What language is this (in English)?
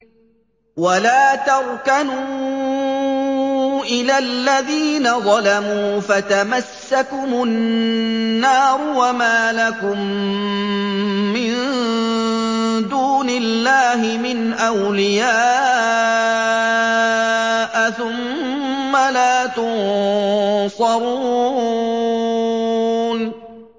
Arabic